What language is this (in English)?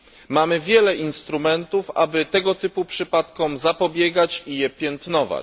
Polish